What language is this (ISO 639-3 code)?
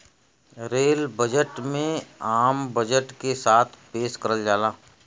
bho